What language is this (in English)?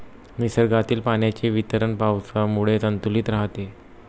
Marathi